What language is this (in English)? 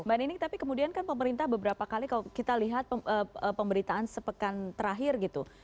Indonesian